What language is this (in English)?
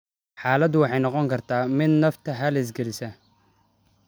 Somali